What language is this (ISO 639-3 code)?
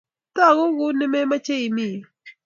kln